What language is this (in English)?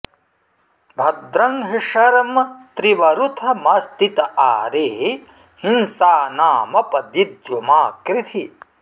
Sanskrit